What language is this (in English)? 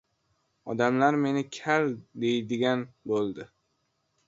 Uzbek